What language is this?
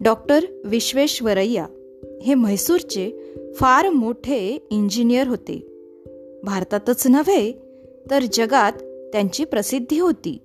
Marathi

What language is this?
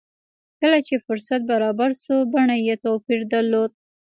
Pashto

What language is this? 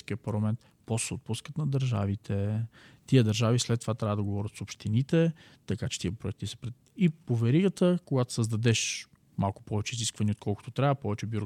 Bulgarian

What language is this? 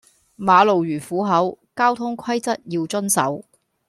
Cantonese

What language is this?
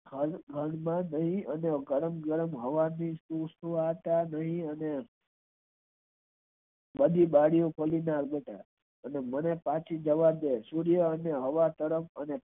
Gujarati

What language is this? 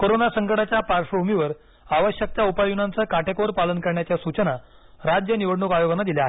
Marathi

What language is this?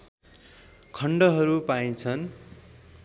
Nepali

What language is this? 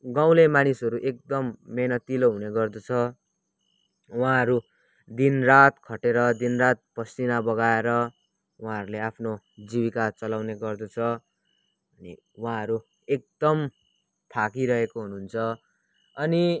Nepali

